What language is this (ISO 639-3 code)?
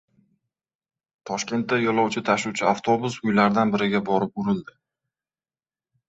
uzb